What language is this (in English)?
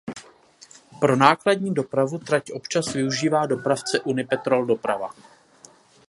Czech